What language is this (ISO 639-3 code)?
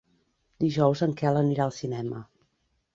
cat